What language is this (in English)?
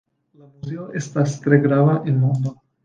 Esperanto